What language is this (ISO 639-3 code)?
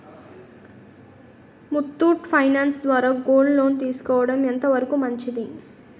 tel